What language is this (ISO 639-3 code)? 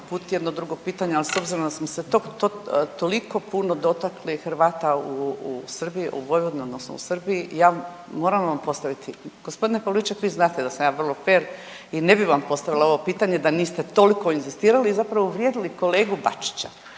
hrv